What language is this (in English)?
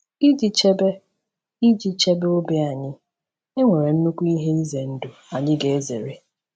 Igbo